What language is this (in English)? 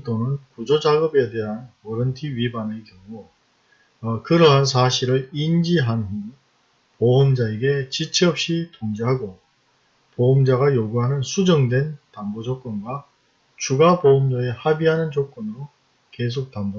Korean